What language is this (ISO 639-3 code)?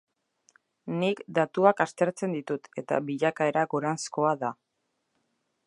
eus